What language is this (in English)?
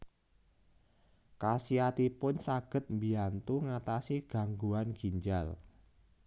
Javanese